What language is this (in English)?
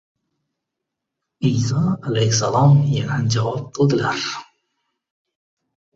Uzbek